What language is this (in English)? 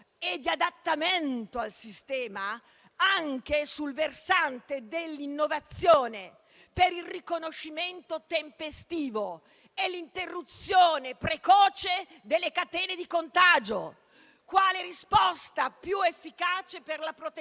Italian